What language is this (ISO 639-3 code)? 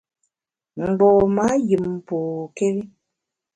bax